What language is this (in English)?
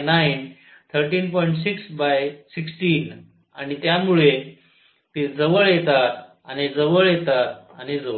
Marathi